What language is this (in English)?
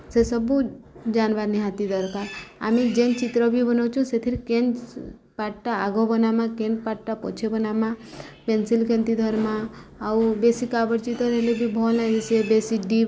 Odia